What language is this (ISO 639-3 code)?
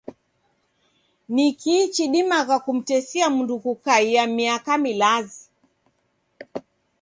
dav